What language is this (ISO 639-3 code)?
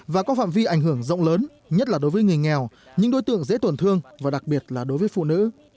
vie